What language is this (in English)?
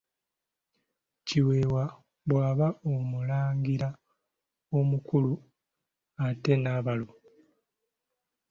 Ganda